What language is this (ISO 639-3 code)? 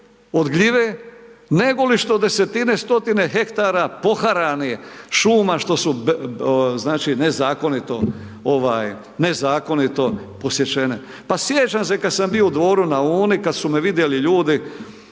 hrv